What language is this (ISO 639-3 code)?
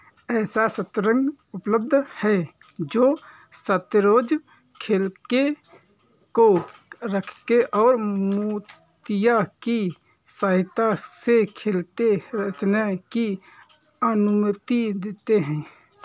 hin